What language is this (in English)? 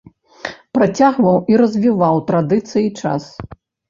Belarusian